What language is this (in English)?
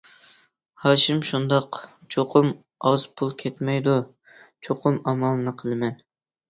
Uyghur